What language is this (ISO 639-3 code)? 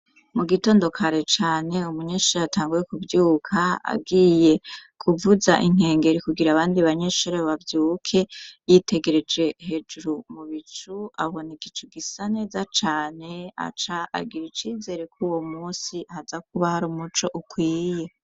run